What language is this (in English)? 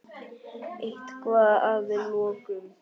Icelandic